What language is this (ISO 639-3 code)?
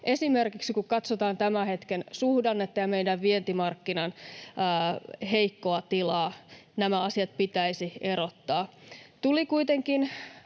fin